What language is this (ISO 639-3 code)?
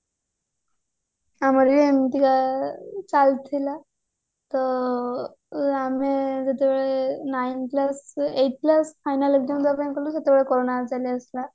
ori